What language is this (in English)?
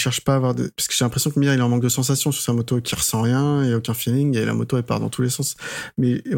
French